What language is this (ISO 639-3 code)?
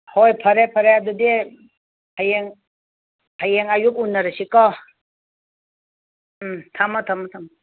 mni